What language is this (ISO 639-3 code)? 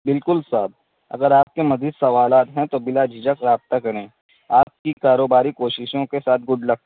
urd